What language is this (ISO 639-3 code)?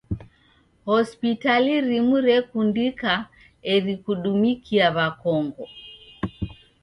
dav